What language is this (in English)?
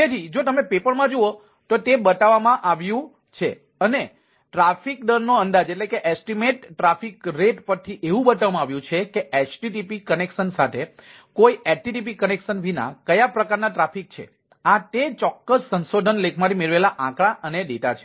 Gujarati